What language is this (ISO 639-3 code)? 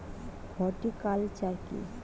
ben